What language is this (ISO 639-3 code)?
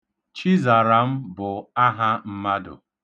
ibo